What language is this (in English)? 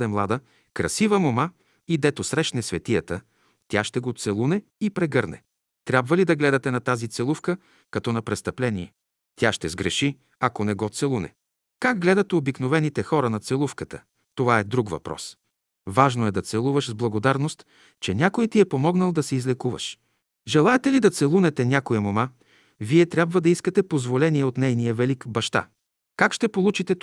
Bulgarian